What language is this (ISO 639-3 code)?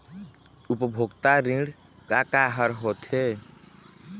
hne